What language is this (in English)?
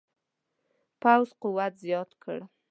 Pashto